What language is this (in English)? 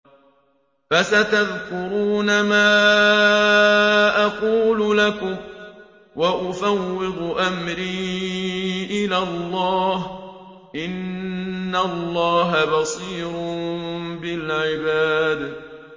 Arabic